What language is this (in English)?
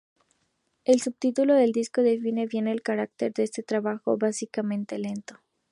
Spanish